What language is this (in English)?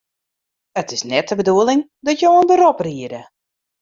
Western Frisian